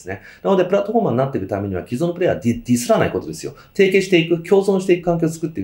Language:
Japanese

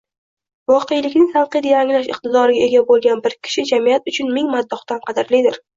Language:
Uzbek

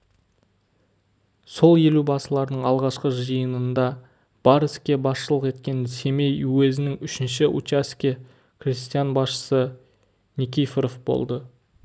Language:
Kazakh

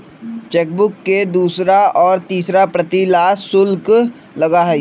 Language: Magahi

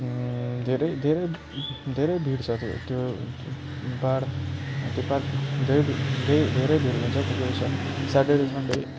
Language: Nepali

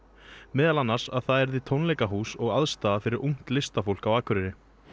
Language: Icelandic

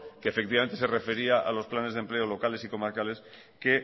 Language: Spanish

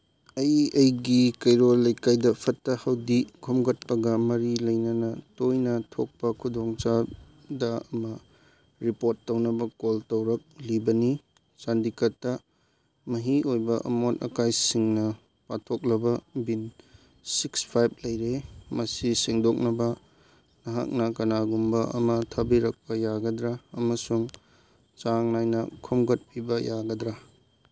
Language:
Manipuri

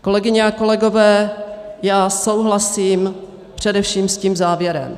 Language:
Czech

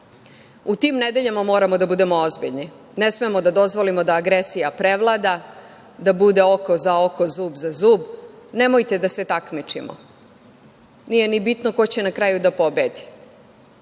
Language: Serbian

